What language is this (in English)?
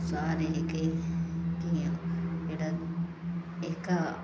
Dogri